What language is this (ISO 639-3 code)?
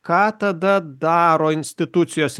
lit